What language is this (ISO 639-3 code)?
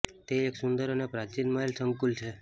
guj